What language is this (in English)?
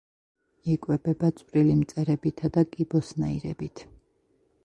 Georgian